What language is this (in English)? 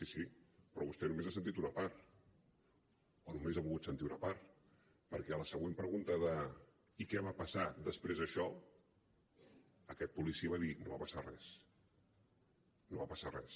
Catalan